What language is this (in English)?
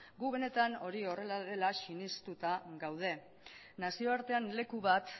Basque